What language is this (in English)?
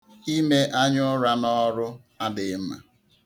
Igbo